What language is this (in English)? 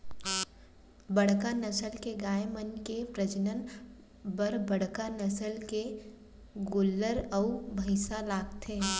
Chhattisgarhi